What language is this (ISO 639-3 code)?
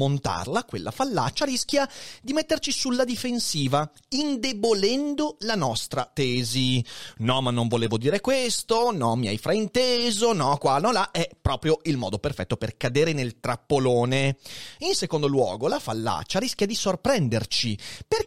ita